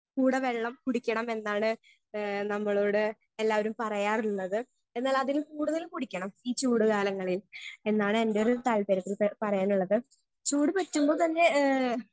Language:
Malayalam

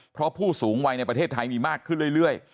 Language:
Thai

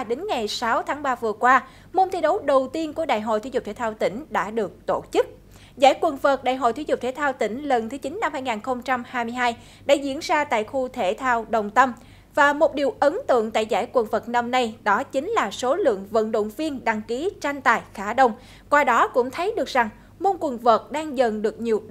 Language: Vietnamese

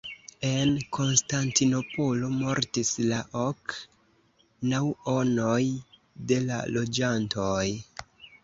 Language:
Esperanto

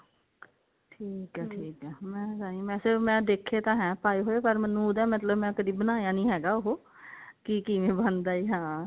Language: Punjabi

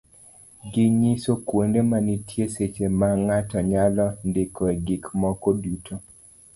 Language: Luo (Kenya and Tanzania)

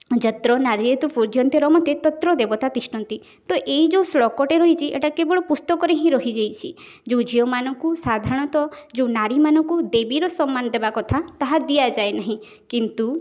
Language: Odia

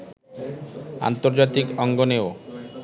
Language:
Bangla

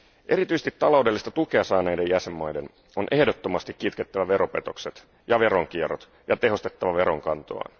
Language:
Finnish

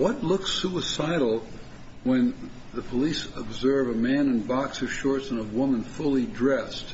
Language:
English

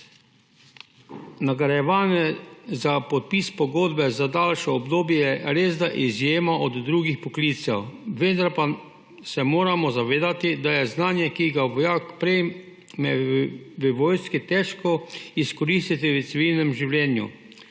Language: Slovenian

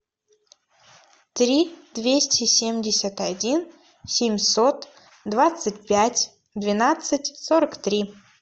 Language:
Russian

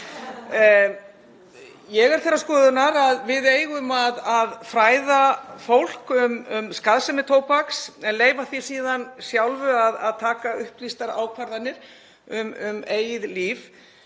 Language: Icelandic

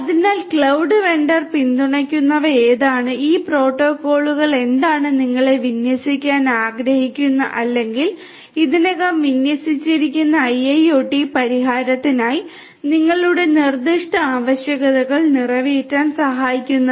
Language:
Malayalam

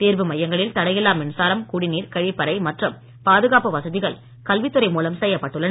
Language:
Tamil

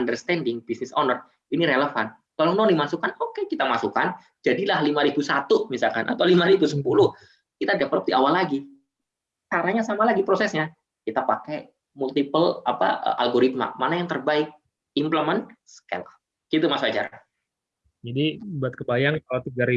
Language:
Indonesian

